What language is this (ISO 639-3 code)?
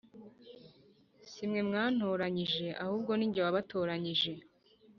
kin